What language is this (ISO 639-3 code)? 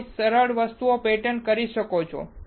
guj